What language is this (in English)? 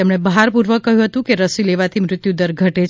Gujarati